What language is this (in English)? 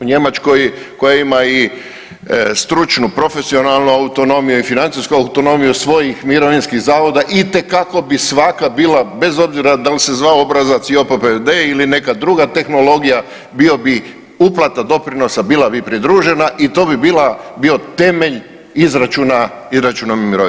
Croatian